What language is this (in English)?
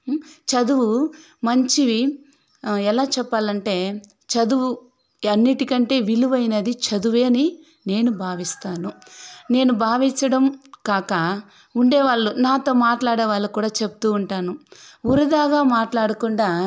Telugu